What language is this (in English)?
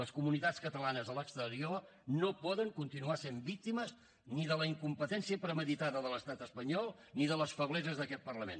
Catalan